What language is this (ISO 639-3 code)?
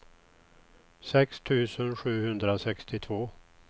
swe